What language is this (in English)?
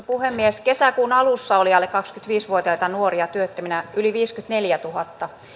Finnish